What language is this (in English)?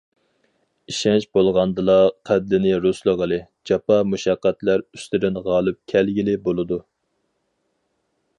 Uyghur